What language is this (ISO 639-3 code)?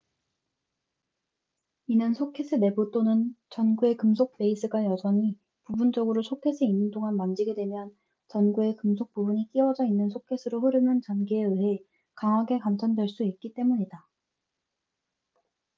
kor